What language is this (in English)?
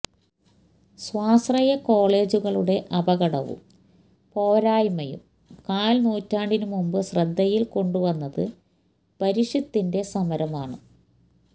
Malayalam